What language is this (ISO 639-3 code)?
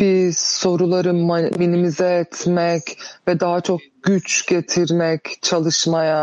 tur